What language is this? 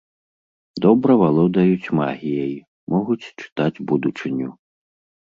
Belarusian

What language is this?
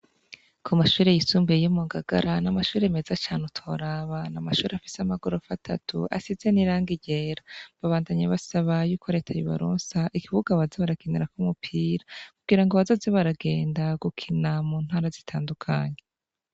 Rundi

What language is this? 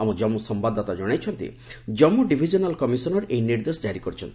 Odia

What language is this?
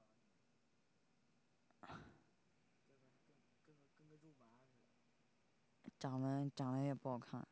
Chinese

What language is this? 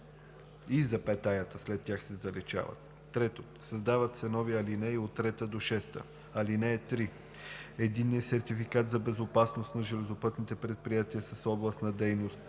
Bulgarian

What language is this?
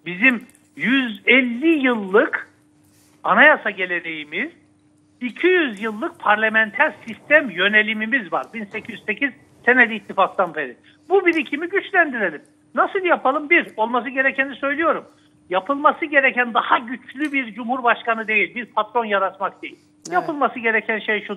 Turkish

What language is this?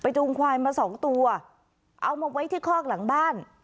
Thai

